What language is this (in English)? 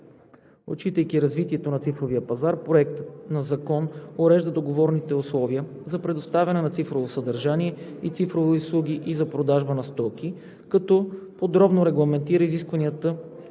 Bulgarian